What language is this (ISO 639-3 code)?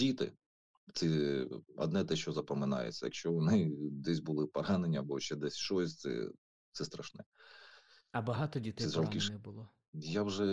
ukr